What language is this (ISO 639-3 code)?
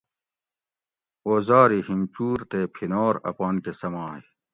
gwc